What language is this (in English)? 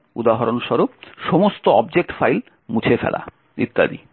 Bangla